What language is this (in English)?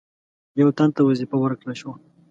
Pashto